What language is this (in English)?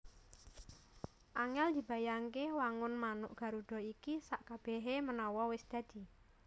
Javanese